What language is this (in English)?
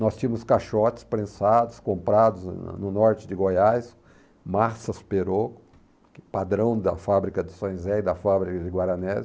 Portuguese